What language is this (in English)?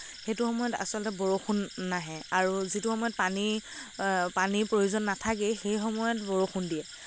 Assamese